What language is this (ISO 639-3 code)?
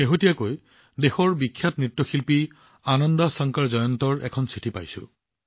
asm